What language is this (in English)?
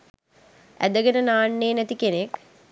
Sinhala